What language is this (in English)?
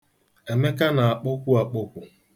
Igbo